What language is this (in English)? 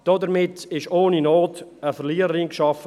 Swiss German